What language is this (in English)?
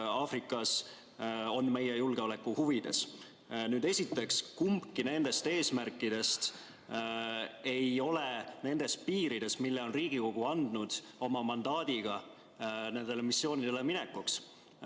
Estonian